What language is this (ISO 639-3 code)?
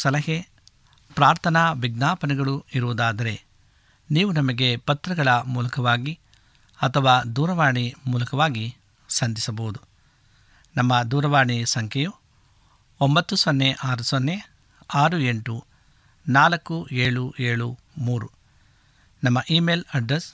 kan